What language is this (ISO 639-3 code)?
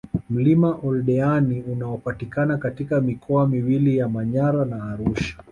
swa